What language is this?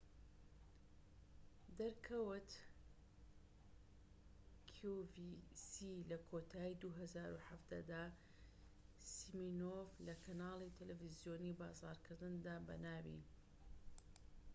Central Kurdish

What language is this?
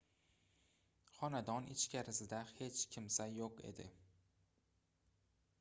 Uzbek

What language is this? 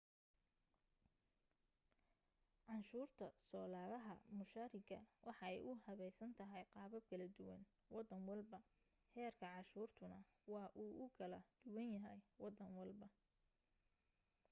Somali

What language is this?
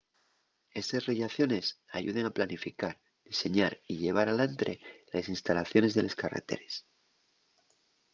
Asturian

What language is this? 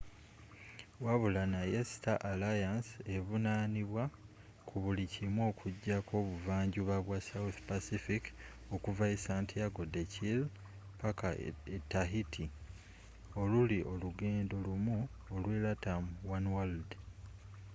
Ganda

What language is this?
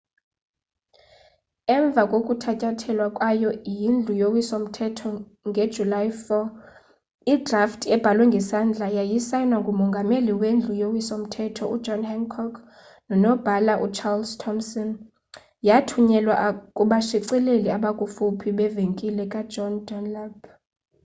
Xhosa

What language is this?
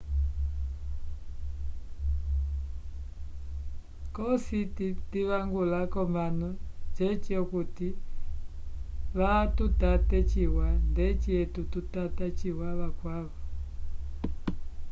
Umbundu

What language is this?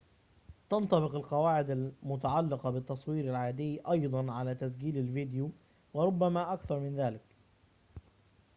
Arabic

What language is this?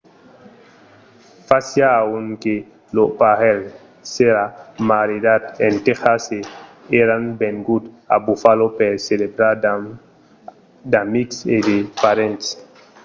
Occitan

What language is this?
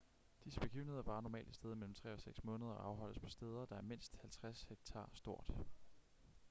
Danish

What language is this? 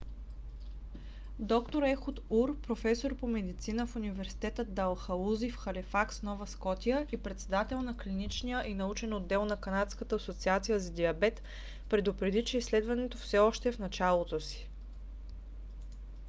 Bulgarian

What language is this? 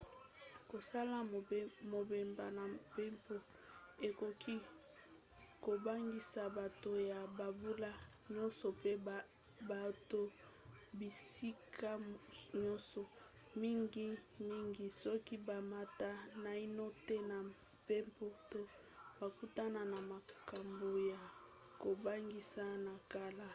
Lingala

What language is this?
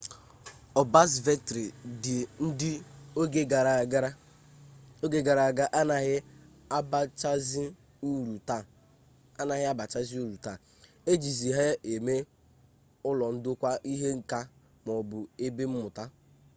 Igbo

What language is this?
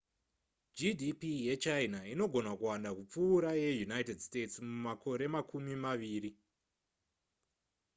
Shona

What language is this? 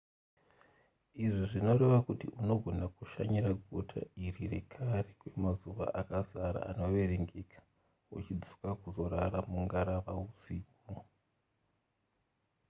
Shona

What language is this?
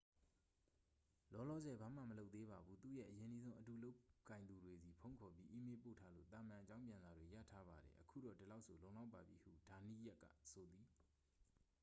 Burmese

